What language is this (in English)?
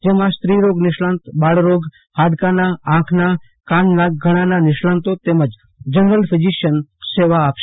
Gujarati